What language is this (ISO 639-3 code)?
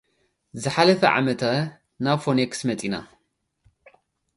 tir